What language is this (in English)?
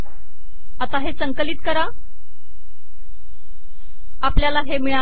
Marathi